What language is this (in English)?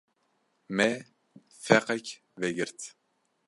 Kurdish